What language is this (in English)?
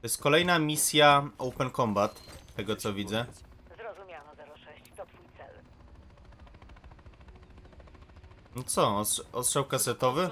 Polish